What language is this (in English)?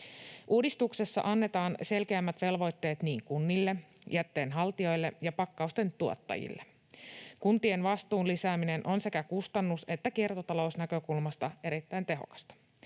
Finnish